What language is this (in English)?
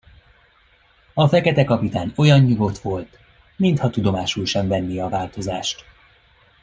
Hungarian